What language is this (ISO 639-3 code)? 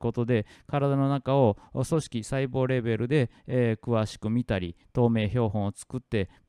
jpn